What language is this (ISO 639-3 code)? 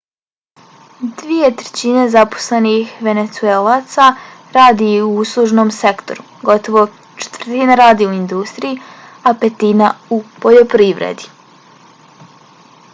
bos